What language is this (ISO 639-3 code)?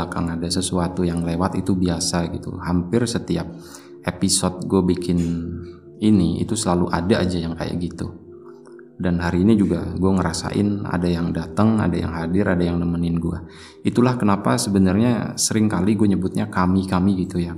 ind